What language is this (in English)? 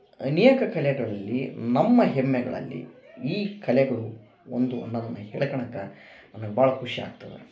Kannada